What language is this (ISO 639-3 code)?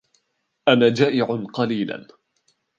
ara